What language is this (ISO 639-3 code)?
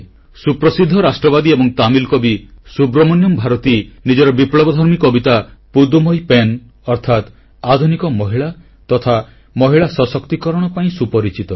ori